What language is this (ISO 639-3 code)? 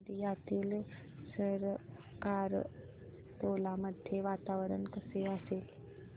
mar